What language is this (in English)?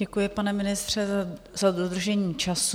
Czech